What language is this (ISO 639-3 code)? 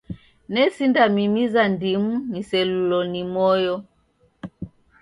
dav